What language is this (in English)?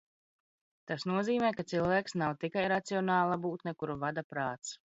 Latvian